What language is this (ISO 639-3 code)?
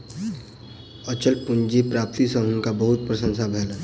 mai